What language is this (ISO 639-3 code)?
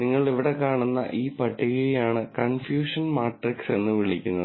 mal